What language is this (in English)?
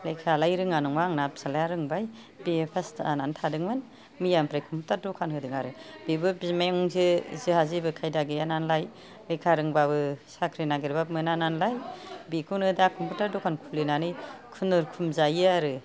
Bodo